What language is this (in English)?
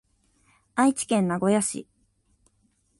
Japanese